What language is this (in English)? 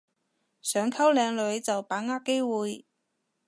Cantonese